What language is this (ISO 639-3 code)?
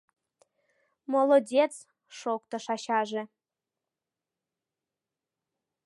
chm